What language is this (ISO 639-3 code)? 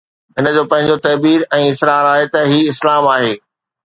snd